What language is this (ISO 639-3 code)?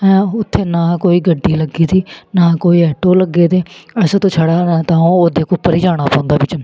doi